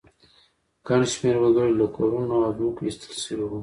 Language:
Pashto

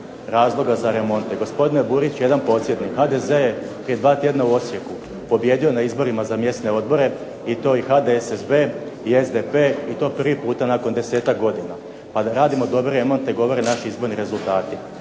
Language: Croatian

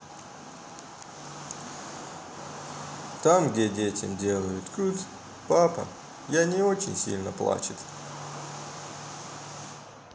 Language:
Russian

